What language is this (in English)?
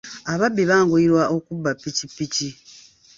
Ganda